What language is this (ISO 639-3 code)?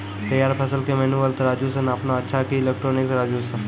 mai